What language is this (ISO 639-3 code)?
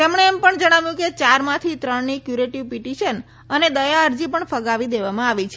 guj